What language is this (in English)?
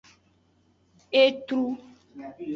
Aja (Benin)